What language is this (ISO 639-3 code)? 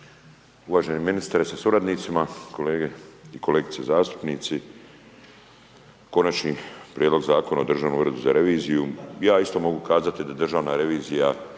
hrv